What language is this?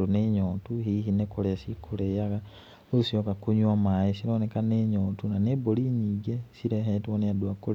Kikuyu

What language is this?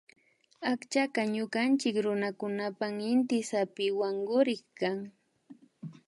Imbabura Highland Quichua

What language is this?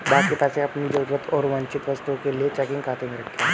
Hindi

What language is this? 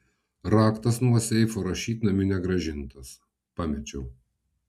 Lithuanian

